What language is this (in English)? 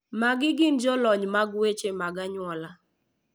Luo (Kenya and Tanzania)